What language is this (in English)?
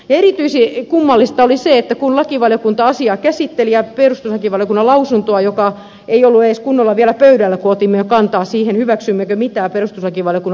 Finnish